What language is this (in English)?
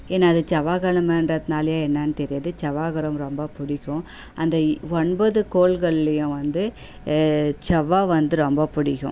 Tamil